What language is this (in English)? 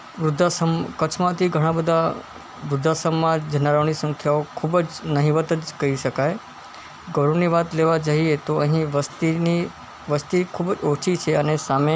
Gujarati